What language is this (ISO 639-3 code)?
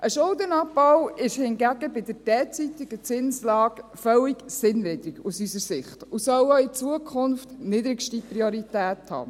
gsw